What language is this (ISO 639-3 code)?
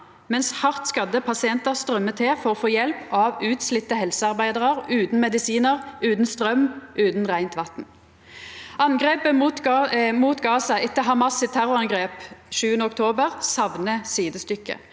nor